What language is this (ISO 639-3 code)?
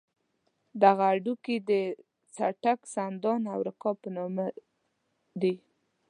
pus